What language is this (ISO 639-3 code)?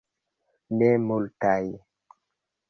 epo